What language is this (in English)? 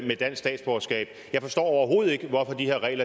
Danish